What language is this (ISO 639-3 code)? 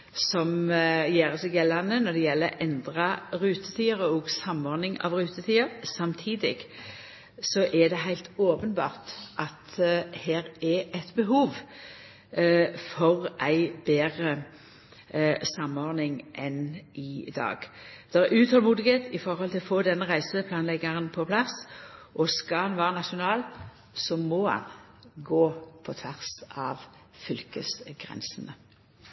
nno